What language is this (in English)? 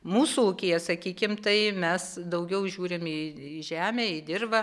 Lithuanian